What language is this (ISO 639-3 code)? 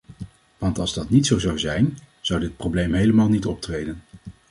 nld